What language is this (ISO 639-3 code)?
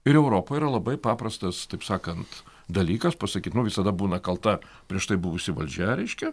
lit